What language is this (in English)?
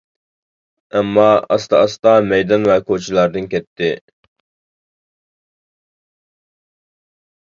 Uyghur